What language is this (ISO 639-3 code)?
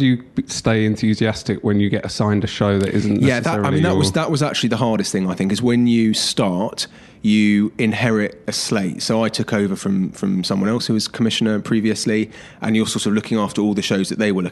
eng